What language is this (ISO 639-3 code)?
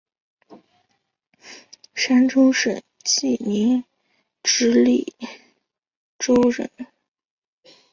zho